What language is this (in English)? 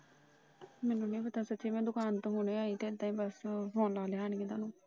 Punjabi